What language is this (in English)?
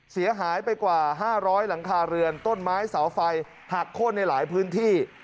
Thai